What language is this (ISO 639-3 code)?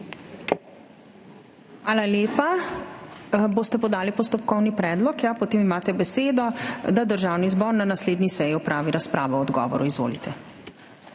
slv